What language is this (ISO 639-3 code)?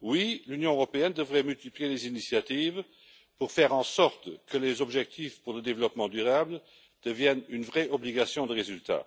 fra